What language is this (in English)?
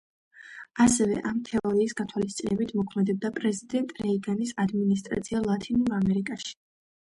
Georgian